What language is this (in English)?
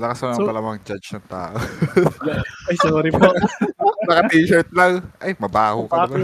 Filipino